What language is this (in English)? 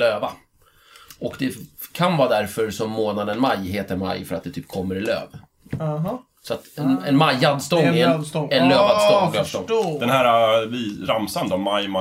Swedish